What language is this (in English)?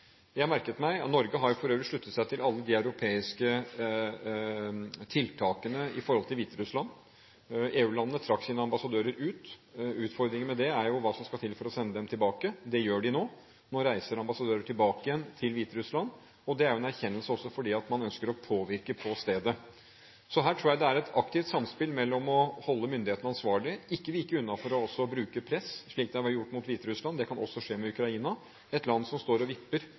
Norwegian Bokmål